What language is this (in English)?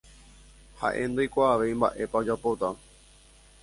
Guarani